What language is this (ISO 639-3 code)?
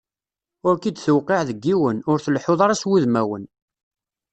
kab